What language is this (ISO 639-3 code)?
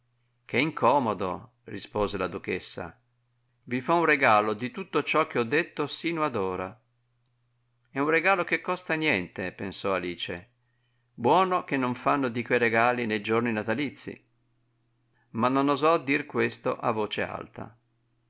ita